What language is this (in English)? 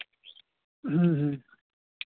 Santali